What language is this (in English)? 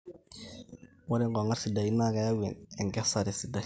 Masai